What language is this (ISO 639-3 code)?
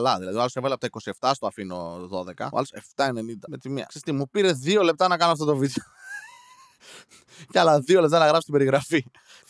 ell